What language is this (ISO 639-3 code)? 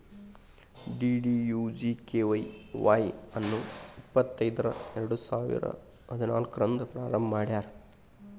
kan